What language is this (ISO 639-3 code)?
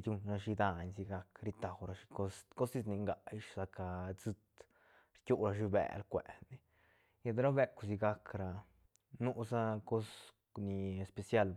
ztn